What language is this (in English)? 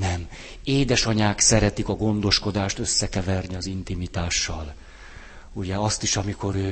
Hungarian